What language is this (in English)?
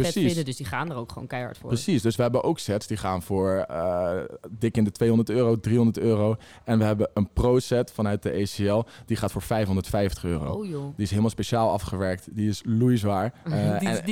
Dutch